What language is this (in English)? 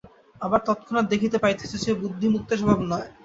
Bangla